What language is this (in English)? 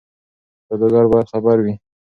Pashto